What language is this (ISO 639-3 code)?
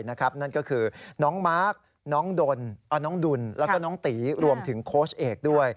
tha